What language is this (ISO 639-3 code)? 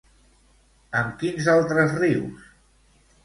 cat